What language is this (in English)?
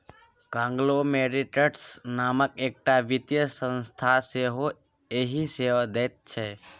Maithili